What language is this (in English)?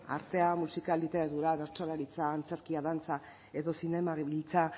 Basque